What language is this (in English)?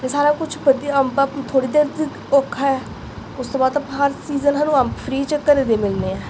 Punjabi